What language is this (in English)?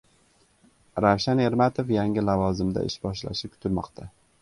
Uzbek